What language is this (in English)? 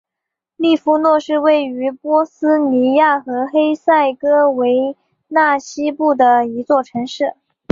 Chinese